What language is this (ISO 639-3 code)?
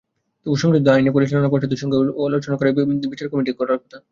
ben